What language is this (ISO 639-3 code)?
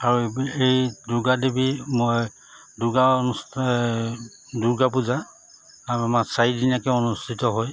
asm